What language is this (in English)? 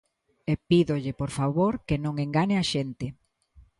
Galician